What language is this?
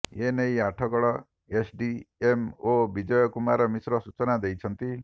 Odia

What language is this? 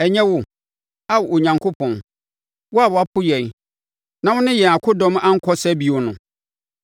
Akan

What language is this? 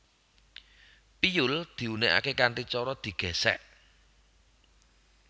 Javanese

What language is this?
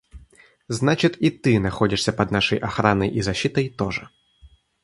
Russian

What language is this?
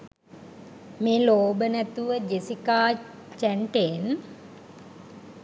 Sinhala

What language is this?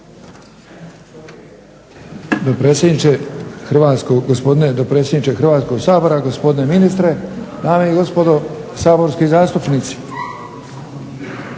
Croatian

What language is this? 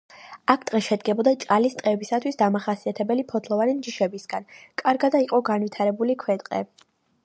Georgian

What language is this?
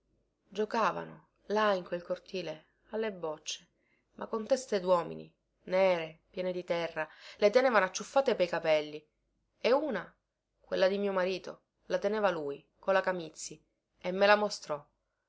Italian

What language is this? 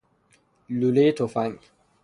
Persian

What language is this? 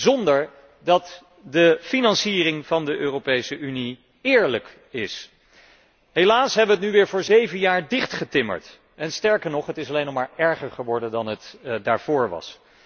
Dutch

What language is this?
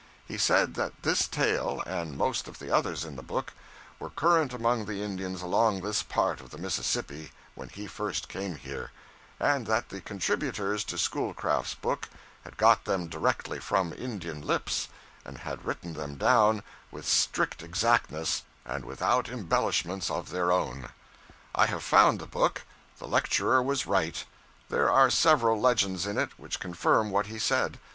English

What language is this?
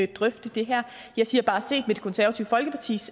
Danish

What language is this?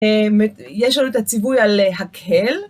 Hebrew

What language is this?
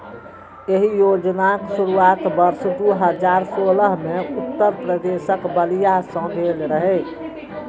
Maithili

